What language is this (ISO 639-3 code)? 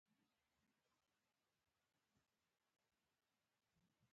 pus